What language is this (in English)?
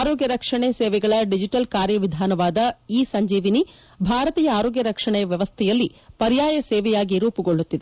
Kannada